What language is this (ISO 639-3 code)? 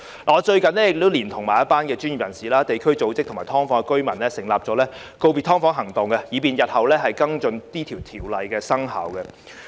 yue